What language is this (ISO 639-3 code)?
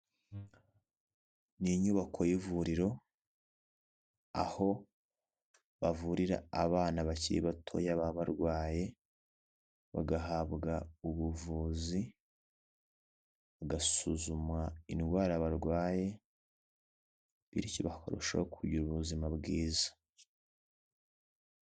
kin